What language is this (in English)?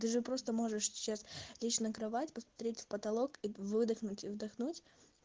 Russian